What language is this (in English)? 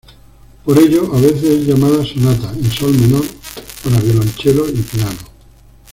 Spanish